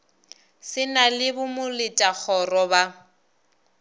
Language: Northern Sotho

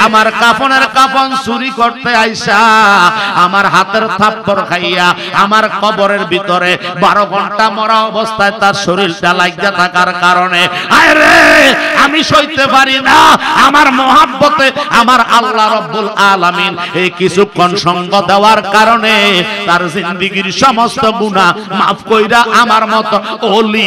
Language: Indonesian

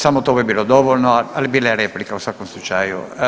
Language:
Croatian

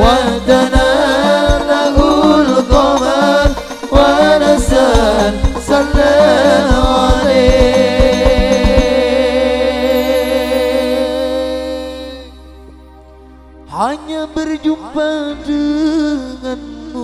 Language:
Arabic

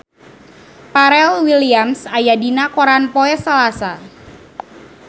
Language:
Sundanese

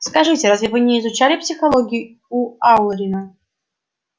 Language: Russian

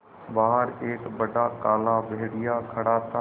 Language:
Hindi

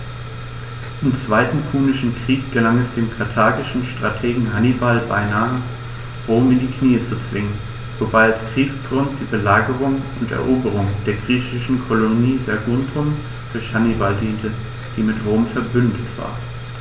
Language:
German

